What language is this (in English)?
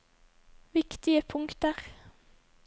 Norwegian